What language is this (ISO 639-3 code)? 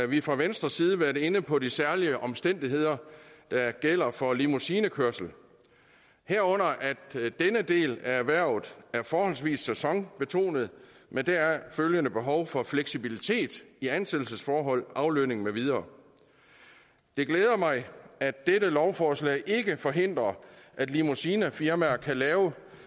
dan